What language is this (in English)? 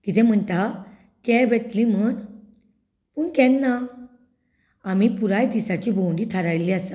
Konkani